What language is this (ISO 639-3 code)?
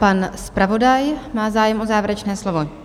ces